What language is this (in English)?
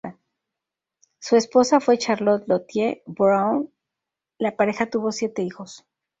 Spanish